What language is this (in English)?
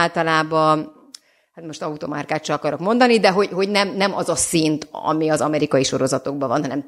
Hungarian